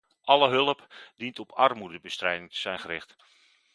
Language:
Dutch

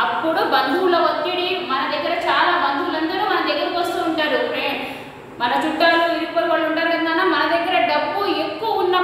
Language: Indonesian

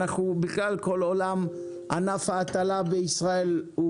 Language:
Hebrew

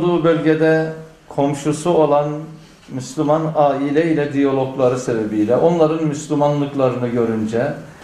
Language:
Turkish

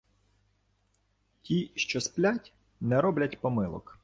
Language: Ukrainian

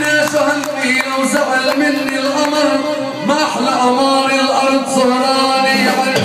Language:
Arabic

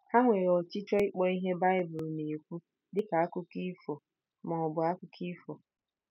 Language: Igbo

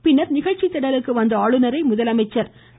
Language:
Tamil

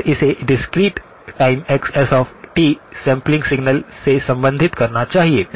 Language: Hindi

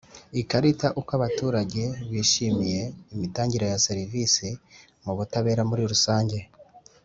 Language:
Kinyarwanda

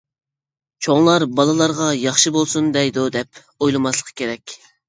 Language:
Uyghur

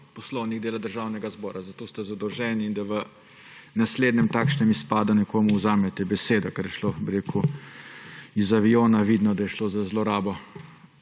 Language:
Slovenian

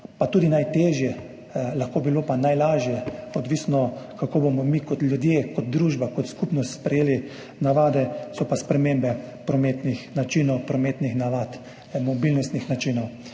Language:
Slovenian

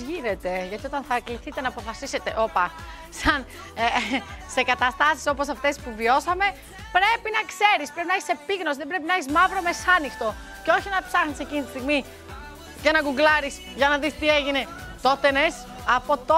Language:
Greek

